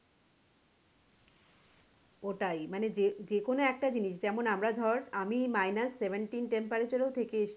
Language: Bangla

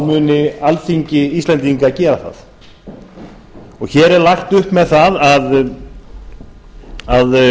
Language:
Icelandic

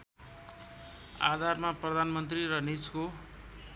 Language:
Nepali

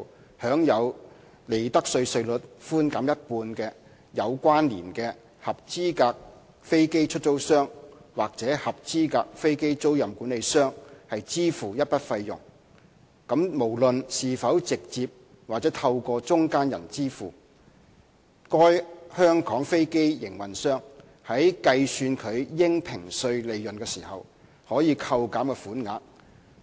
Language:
Cantonese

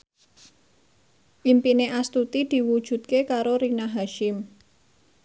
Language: Javanese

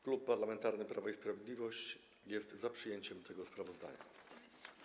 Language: Polish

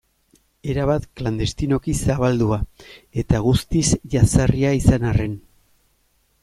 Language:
Basque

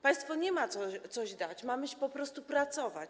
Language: Polish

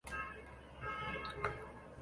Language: Chinese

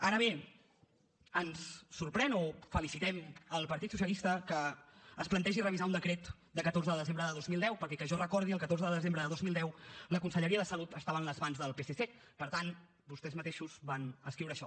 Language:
Catalan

